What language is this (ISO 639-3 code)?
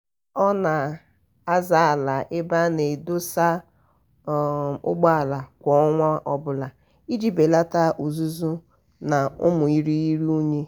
ibo